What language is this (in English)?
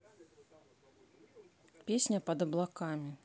Russian